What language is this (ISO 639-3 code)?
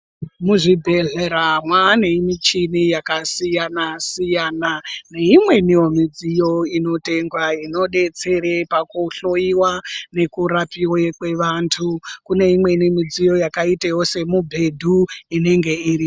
ndc